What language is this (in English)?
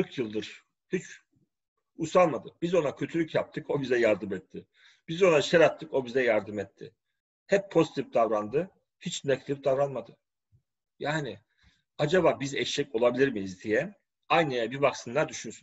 Turkish